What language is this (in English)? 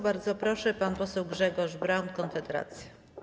Polish